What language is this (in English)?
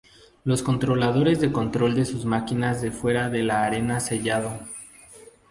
Spanish